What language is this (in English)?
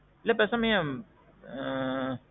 Tamil